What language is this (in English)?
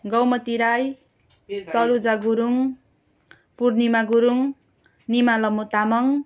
Nepali